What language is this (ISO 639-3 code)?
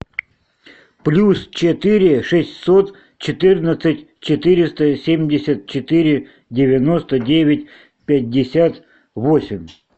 rus